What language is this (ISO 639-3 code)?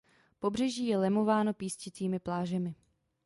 ces